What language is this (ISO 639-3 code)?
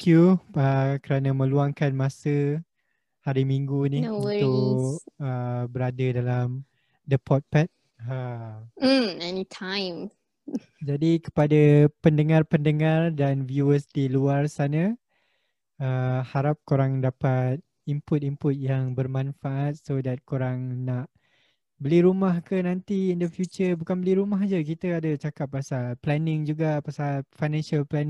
msa